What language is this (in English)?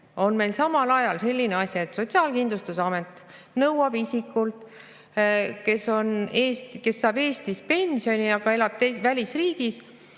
Estonian